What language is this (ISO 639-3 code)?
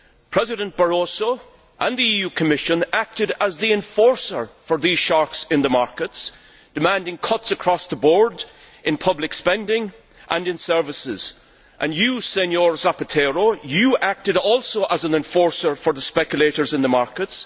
eng